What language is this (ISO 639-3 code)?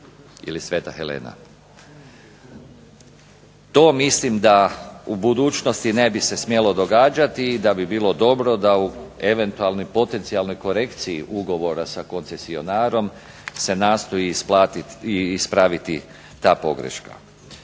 hrv